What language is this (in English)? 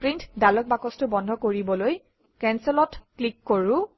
Assamese